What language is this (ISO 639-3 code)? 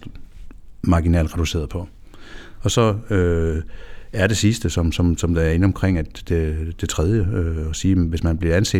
dan